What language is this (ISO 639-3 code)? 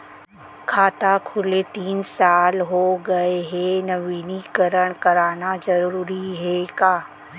hne